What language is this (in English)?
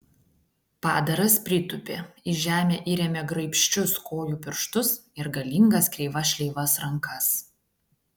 Lithuanian